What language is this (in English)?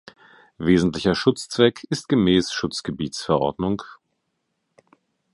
German